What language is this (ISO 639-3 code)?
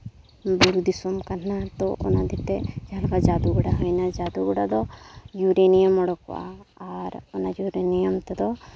sat